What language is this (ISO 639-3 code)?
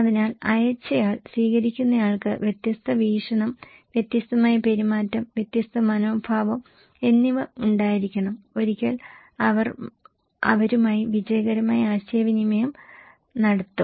mal